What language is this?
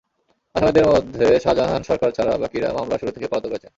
Bangla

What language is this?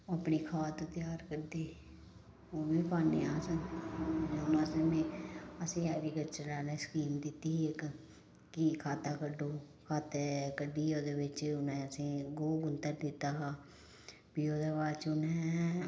Dogri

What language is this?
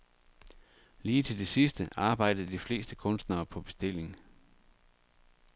Danish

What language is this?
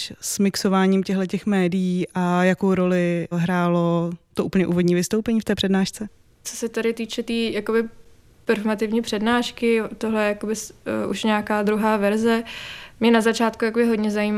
Czech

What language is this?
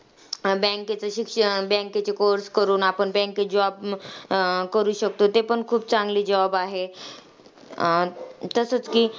Marathi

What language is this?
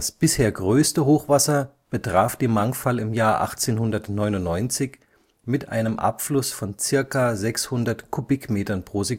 German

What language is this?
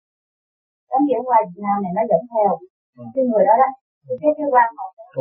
Vietnamese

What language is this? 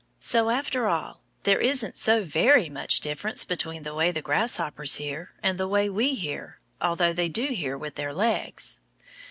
English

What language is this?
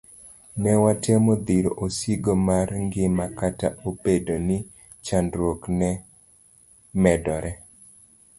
Luo (Kenya and Tanzania)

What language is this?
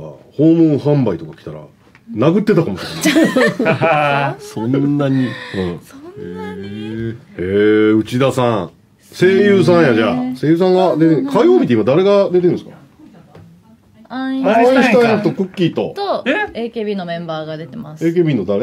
Japanese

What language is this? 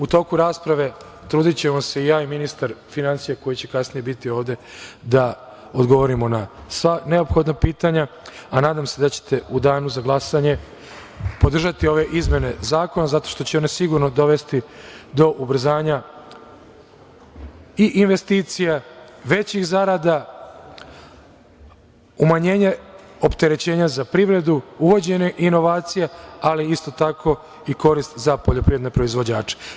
Serbian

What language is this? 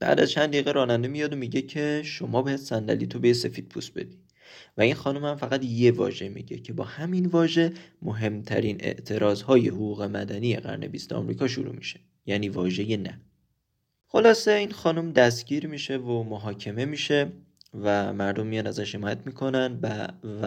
Persian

